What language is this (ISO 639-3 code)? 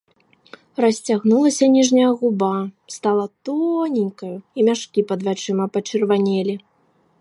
bel